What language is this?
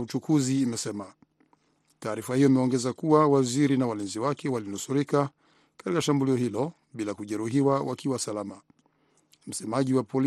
Swahili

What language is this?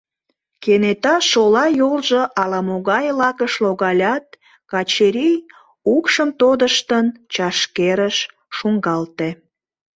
Mari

